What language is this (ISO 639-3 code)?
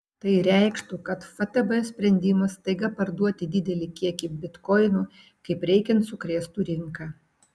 lit